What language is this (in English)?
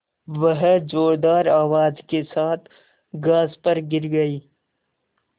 Hindi